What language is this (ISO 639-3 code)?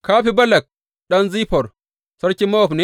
hau